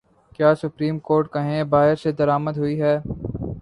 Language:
Urdu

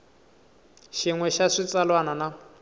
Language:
Tsonga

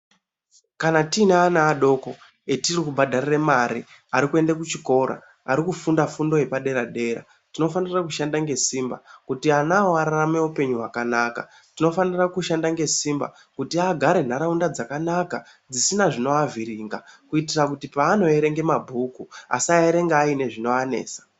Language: Ndau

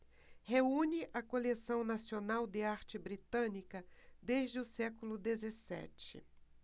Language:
Portuguese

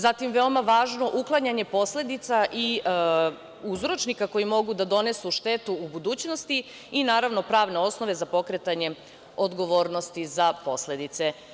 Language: Serbian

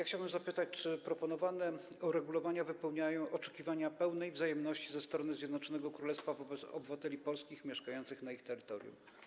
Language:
Polish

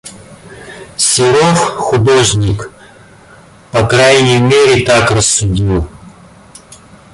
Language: Russian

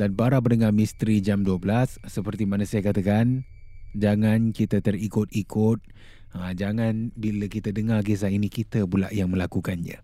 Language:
Malay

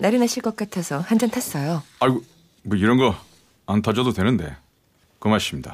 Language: Korean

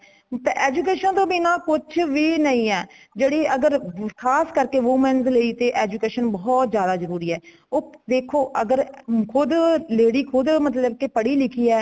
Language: Punjabi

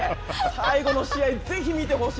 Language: Japanese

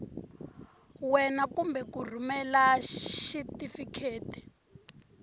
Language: Tsonga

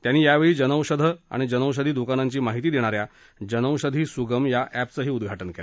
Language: Marathi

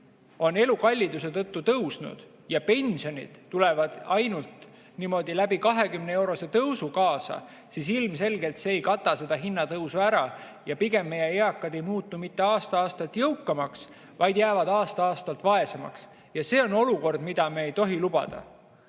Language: Estonian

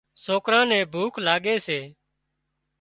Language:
Wadiyara Koli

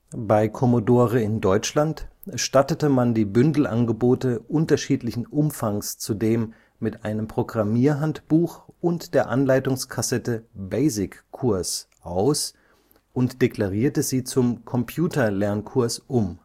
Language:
German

